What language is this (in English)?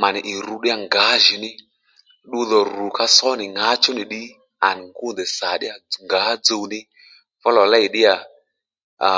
Lendu